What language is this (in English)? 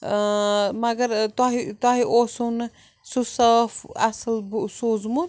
Kashmiri